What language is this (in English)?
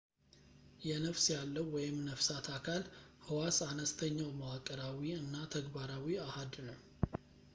Amharic